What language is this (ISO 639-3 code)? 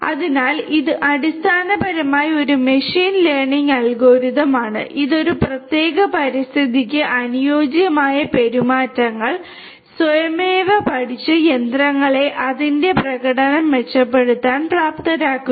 mal